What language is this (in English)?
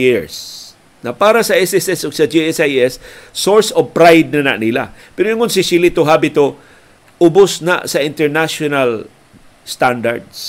Filipino